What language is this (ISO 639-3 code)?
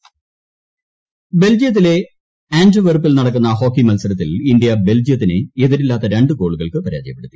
mal